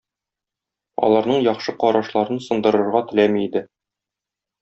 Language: Tatar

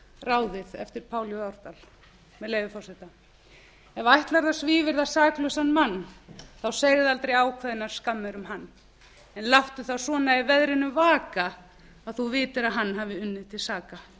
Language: Icelandic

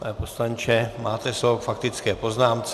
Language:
Czech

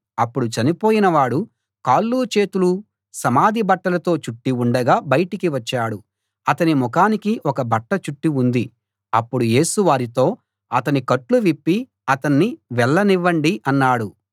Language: Telugu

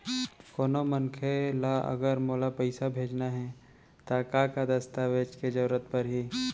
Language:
Chhattisgarhi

